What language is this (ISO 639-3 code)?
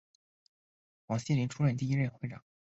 zho